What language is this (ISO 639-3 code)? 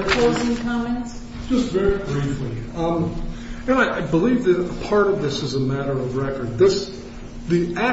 eng